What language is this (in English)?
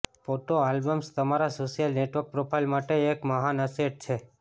Gujarati